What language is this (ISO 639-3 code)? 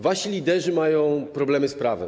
pol